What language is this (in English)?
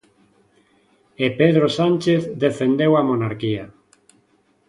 Galician